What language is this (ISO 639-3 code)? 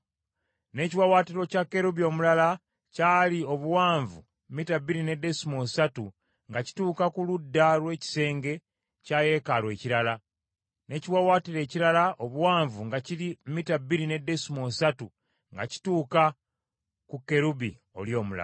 lug